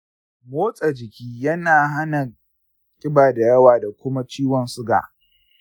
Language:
Hausa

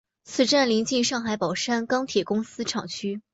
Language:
Chinese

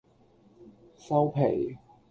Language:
Cantonese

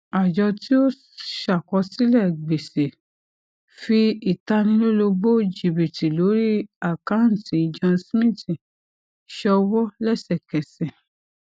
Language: Yoruba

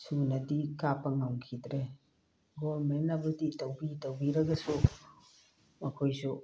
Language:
Manipuri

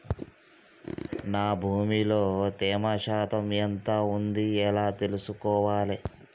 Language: Telugu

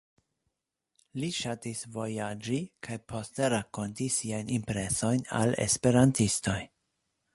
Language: Esperanto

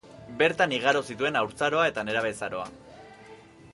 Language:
Basque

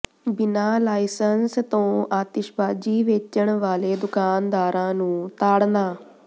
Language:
Punjabi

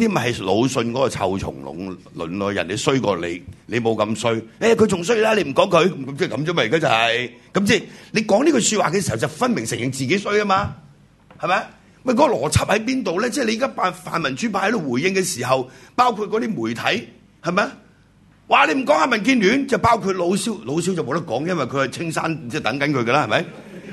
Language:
Chinese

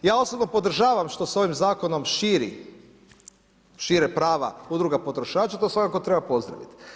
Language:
Croatian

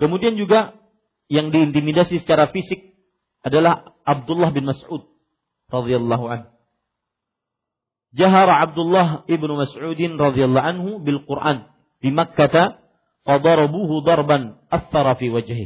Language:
Malay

